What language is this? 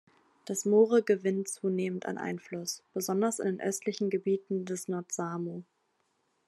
German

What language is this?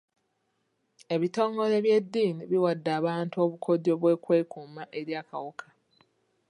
Ganda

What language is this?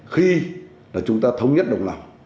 Vietnamese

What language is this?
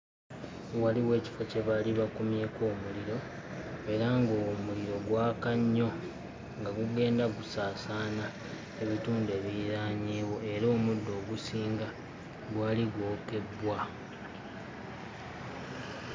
Ganda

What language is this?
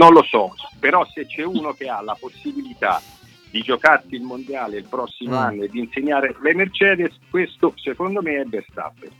Italian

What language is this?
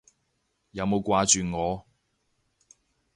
Cantonese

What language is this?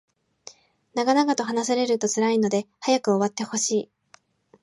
Japanese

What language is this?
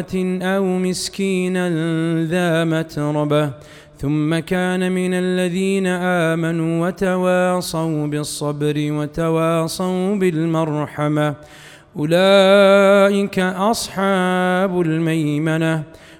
Arabic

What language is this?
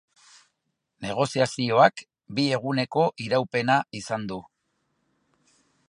Basque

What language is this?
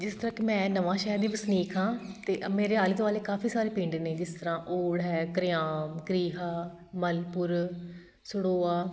Punjabi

